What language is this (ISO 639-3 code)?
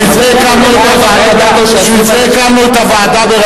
heb